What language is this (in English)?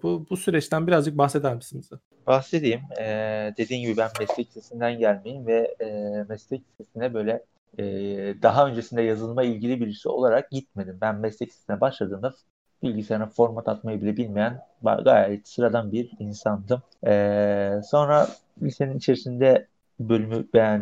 Turkish